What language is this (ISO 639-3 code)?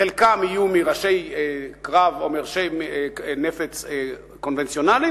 heb